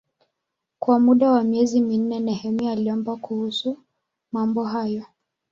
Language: Swahili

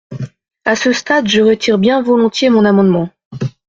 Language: French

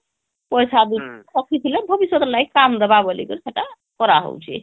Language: Odia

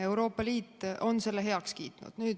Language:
Estonian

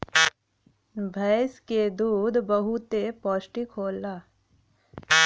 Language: Bhojpuri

